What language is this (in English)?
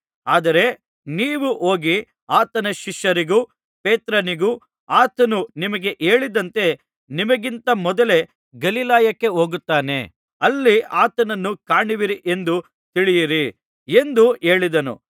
Kannada